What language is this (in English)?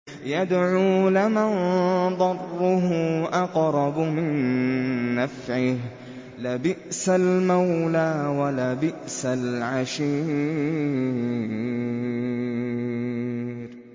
Arabic